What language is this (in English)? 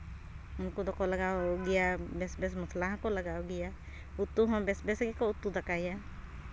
Santali